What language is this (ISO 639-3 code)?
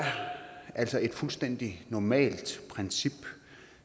dan